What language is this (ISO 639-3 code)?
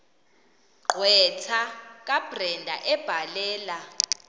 xho